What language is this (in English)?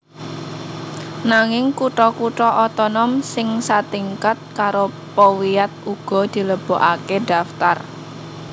Javanese